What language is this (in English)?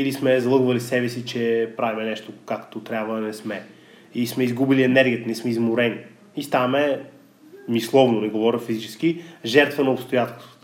Bulgarian